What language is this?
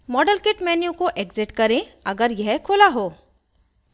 Hindi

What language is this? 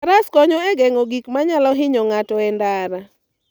Luo (Kenya and Tanzania)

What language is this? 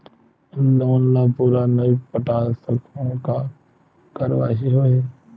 Chhattisgarhi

